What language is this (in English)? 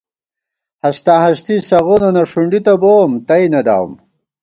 Gawar-Bati